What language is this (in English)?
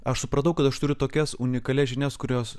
Lithuanian